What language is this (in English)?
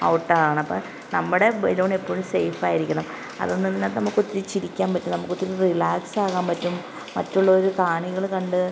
Malayalam